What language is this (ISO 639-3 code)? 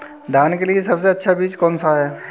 hin